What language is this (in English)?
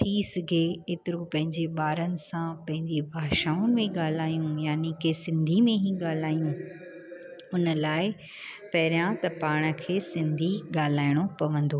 Sindhi